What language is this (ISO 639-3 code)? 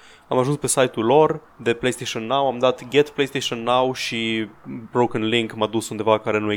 ron